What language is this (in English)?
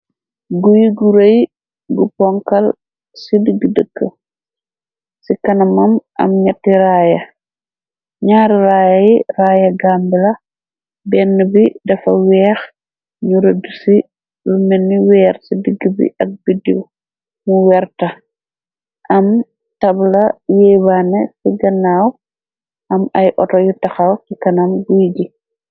Wolof